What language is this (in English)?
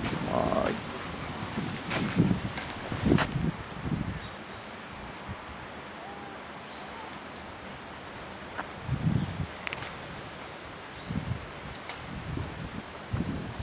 Japanese